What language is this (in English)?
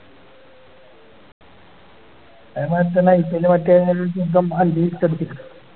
Malayalam